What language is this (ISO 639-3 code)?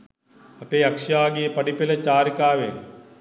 sin